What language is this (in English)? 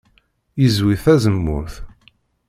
Kabyle